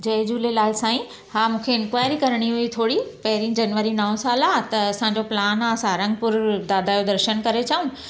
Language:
Sindhi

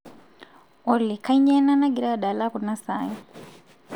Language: Masai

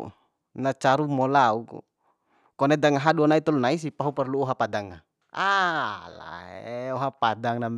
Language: Bima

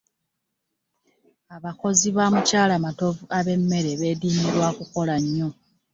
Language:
Ganda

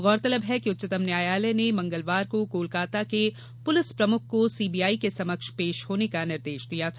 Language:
Hindi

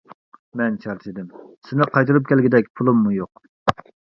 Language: Uyghur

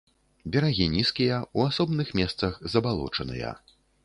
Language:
Belarusian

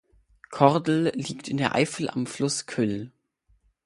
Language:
German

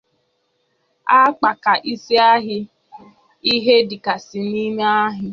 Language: Igbo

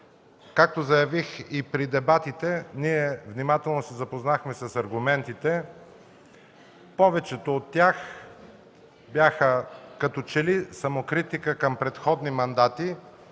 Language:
Bulgarian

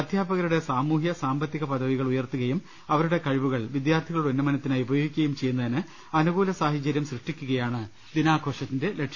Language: Malayalam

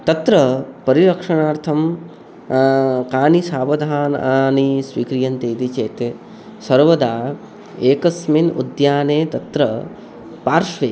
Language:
Sanskrit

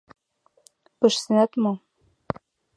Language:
Mari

